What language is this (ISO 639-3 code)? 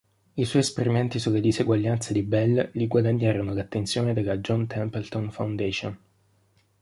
ita